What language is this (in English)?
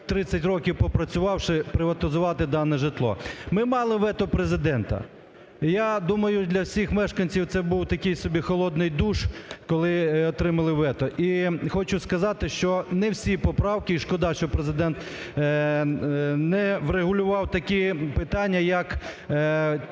Ukrainian